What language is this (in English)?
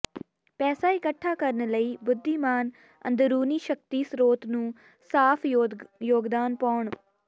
Punjabi